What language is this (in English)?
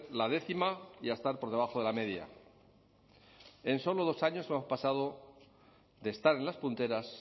Spanish